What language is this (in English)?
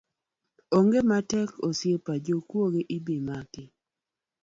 Luo (Kenya and Tanzania)